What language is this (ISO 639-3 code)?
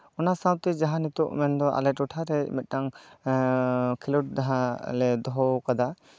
sat